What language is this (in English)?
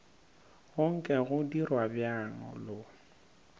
Northern Sotho